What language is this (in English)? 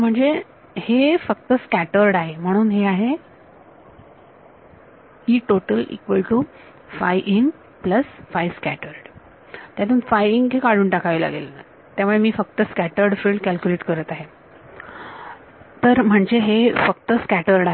Marathi